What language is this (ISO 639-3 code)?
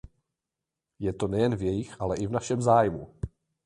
ces